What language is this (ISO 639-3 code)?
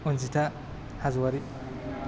brx